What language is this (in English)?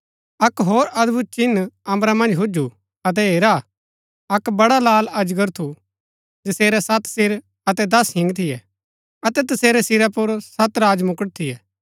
Gaddi